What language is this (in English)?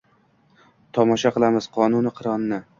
Uzbek